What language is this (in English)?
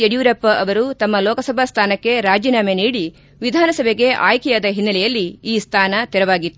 Kannada